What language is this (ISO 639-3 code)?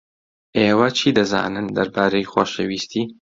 ckb